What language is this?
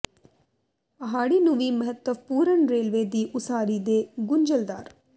Punjabi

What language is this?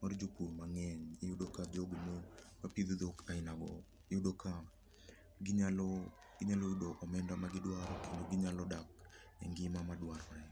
Luo (Kenya and Tanzania)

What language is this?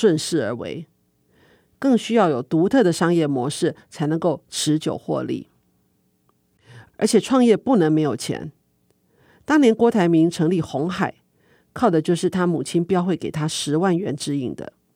Chinese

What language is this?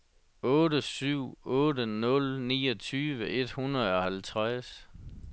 Danish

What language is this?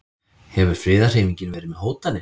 Icelandic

